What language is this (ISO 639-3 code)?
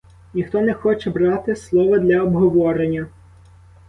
ukr